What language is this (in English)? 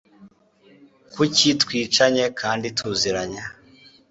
Kinyarwanda